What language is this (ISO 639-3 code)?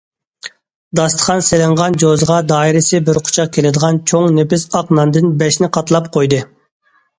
uig